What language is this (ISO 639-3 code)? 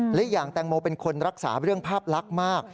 tha